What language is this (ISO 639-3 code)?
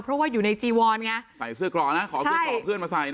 tha